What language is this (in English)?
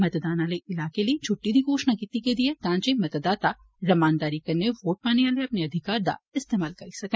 Dogri